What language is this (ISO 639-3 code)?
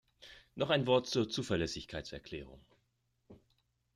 deu